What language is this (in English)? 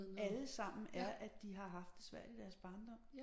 Danish